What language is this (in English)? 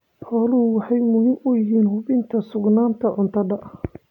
Somali